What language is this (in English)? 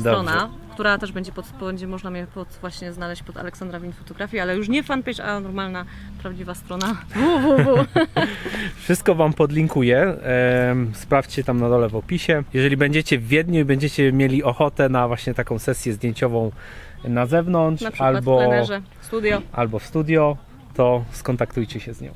Polish